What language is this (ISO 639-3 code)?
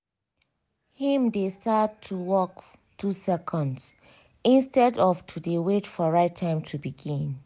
pcm